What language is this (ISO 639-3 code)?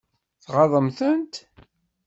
kab